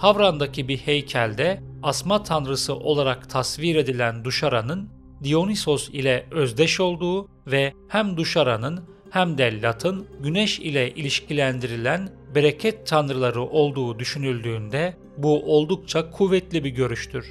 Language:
Turkish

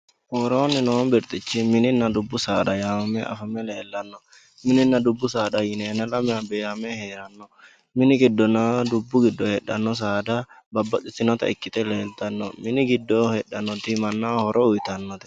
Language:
Sidamo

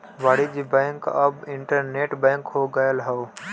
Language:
Bhojpuri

